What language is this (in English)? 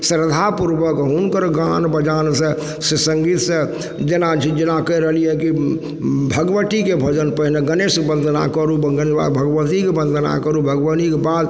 Maithili